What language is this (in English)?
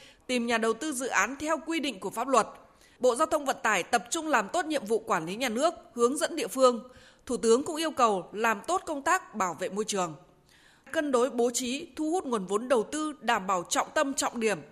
Vietnamese